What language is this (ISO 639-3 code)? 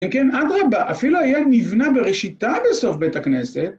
heb